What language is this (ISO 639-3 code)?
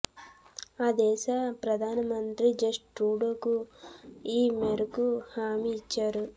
tel